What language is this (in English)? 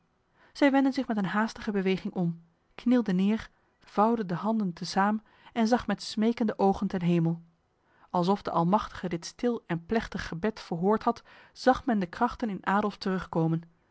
Dutch